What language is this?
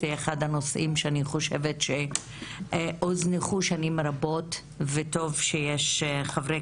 Hebrew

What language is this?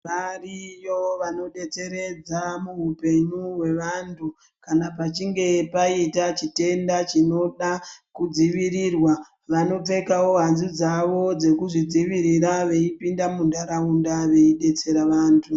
Ndau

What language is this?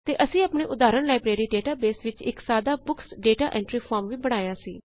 Punjabi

